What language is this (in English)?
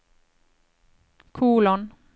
Norwegian